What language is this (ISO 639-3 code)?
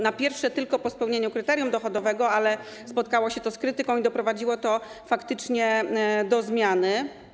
pol